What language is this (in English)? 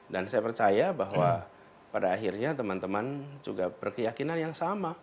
Indonesian